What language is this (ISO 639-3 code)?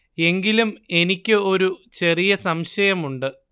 mal